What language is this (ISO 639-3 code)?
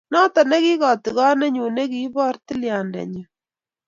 kln